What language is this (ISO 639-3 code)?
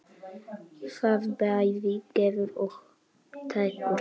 isl